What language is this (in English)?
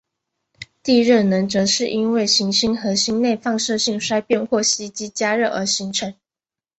Chinese